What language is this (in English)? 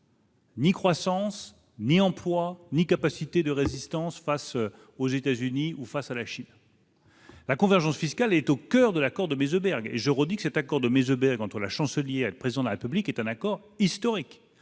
French